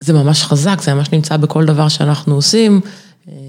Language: Hebrew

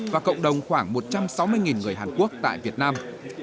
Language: Vietnamese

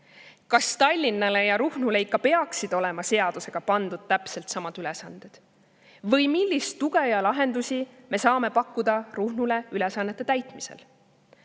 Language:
Estonian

